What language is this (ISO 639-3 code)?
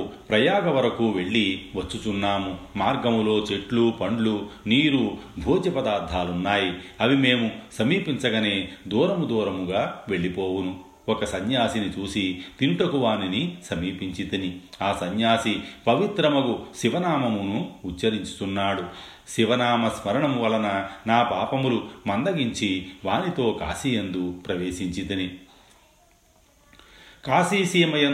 tel